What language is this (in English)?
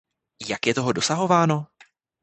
Czech